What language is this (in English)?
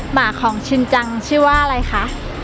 Thai